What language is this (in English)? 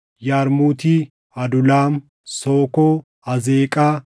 Oromo